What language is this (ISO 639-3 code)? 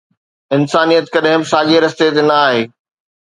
snd